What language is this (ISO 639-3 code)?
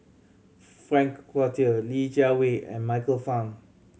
eng